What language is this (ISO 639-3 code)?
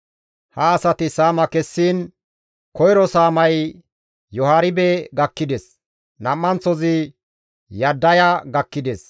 gmv